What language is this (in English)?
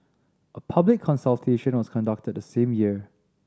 English